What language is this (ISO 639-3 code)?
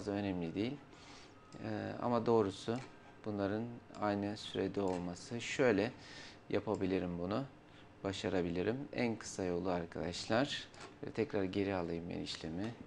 tur